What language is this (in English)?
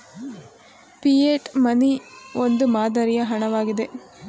Kannada